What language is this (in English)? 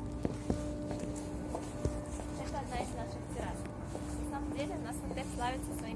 Russian